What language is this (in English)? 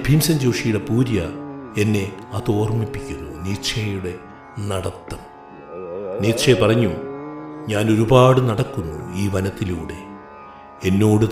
Malayalam